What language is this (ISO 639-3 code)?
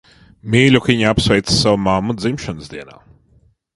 lav